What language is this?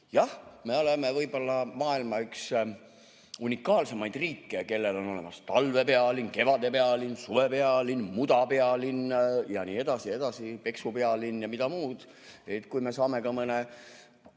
Estonian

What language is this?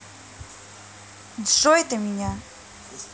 Russian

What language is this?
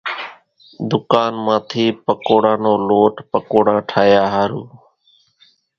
Kachi Koli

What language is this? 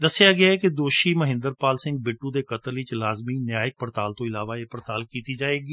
Punjabi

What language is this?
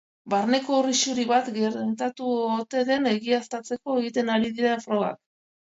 Basque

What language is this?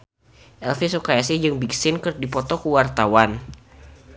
Sundanese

